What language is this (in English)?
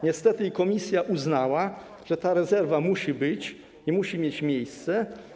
Polish